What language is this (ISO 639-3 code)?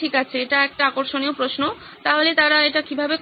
ben